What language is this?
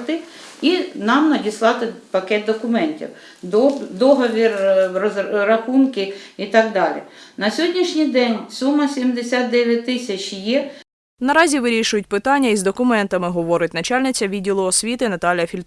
Ukrainian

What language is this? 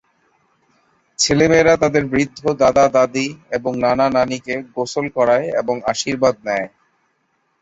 Bangla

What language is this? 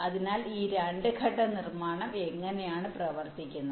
Malayalam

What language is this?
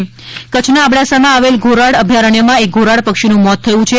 Gujarati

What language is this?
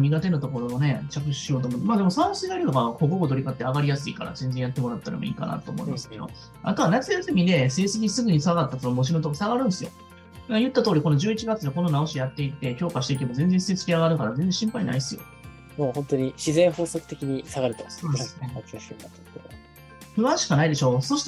Japanese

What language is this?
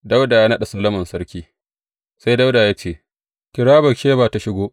Hausa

